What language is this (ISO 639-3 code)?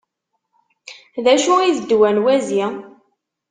kab